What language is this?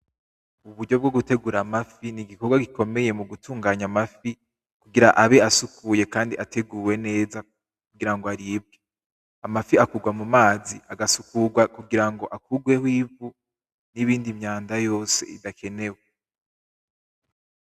Rundi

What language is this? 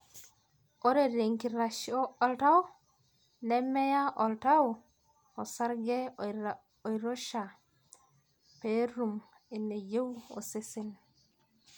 Masai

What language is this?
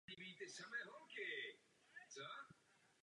Czech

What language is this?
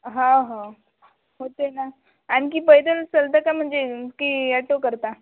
Marathi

